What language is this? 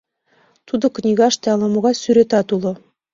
Mari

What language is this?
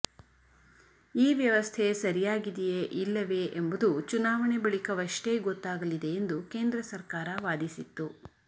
Kannada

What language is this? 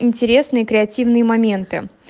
Russian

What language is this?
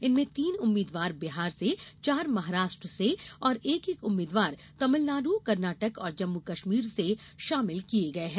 Hindi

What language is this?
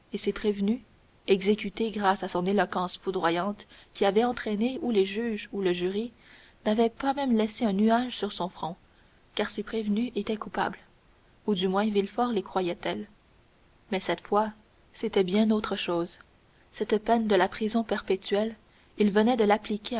French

